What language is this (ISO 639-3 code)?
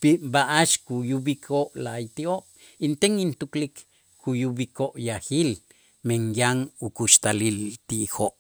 itz